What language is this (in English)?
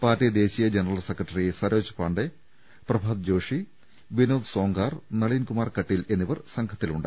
Malayalam